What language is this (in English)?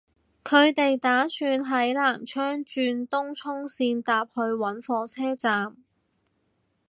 Cantonese